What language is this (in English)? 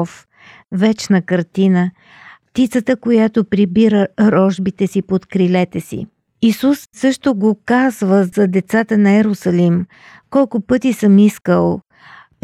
Bulgarian